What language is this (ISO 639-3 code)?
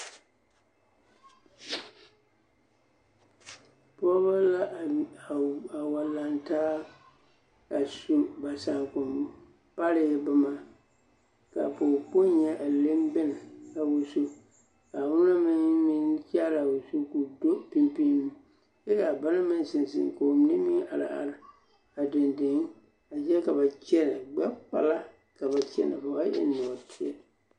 dga